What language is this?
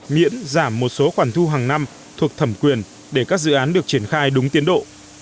Vietnamese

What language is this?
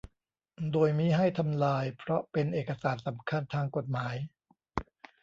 Thai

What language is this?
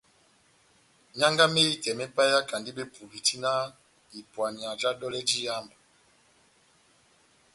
Batanga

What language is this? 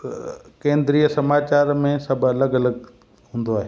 Sindhi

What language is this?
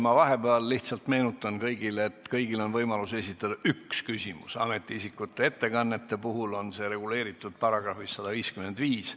Estonian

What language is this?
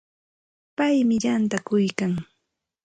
Santa Ana de Tusi Pasco Quechua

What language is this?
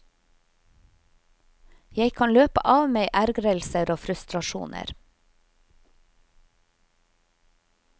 Norwegian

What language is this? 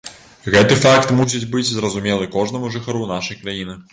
Belarusian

